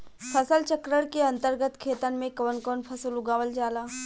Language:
Bhojpuri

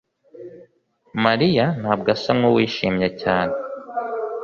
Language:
Kinyarwanda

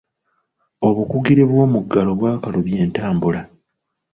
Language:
Ganda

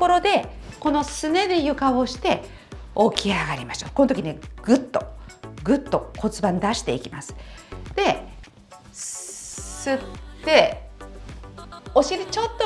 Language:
Japanese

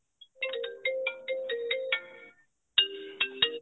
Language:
Punjabi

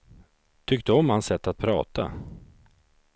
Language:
Swedish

